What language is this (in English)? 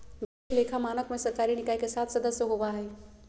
Magahi